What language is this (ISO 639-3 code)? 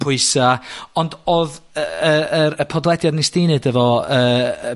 cym